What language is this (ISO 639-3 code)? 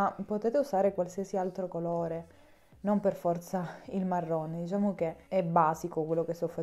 ita